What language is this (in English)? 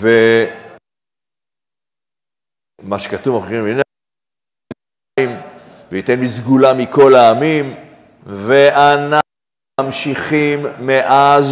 Hebrew